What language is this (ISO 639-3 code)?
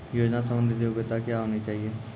mai